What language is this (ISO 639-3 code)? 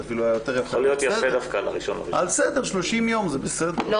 heb